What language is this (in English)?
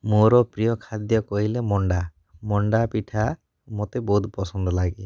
Odia